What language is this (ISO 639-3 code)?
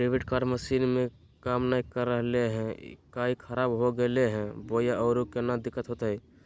mag